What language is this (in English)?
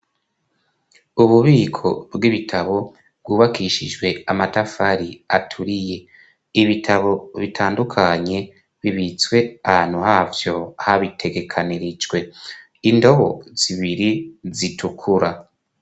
Rundi